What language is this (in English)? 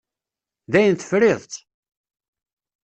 Kabyle